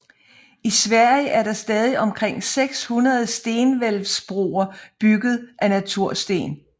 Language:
Danish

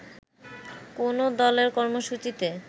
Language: Bangla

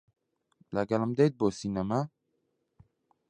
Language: Central Kurdish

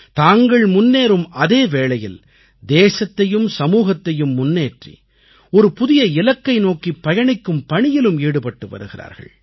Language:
Tamil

